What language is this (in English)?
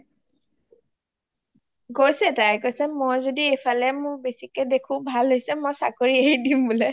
Assamese